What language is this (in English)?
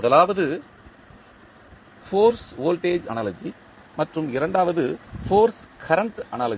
Tamil